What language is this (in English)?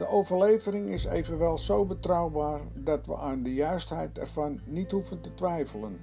Dutch